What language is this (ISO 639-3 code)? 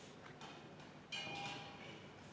est